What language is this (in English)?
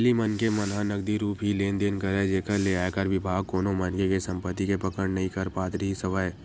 Chhattisgarhi